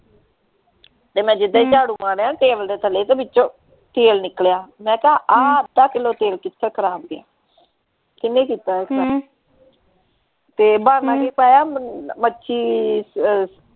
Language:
Punjabi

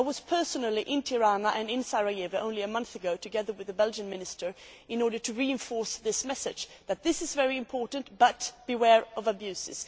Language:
English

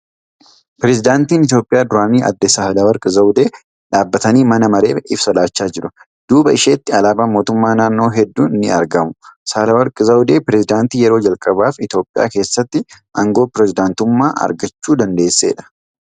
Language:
Oromo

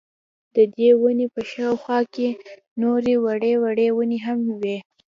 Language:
Pashto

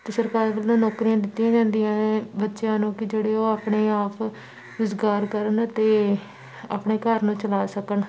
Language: Punjabi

